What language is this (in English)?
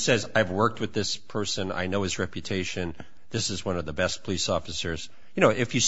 English